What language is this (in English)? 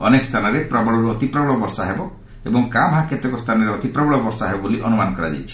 Odia